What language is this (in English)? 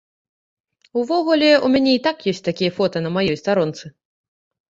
Belarusian